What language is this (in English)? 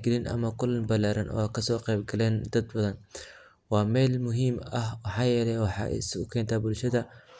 Somali